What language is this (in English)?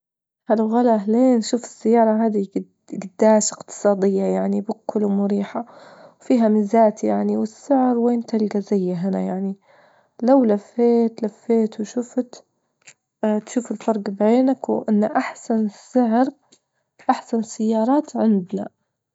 Libyan Arabic